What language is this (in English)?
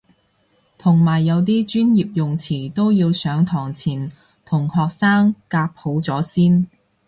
Cantonese